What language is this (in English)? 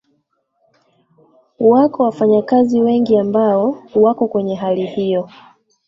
Swahili